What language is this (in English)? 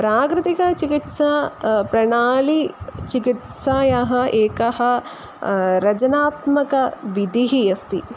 Sanskrit